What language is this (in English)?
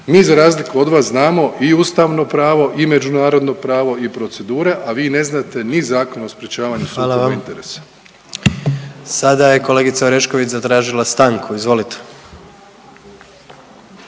Croatian